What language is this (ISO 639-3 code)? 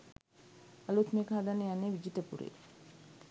sin